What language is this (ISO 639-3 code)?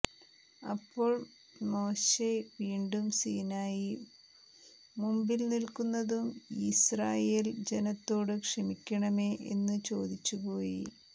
mal